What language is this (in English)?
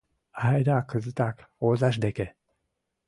Mari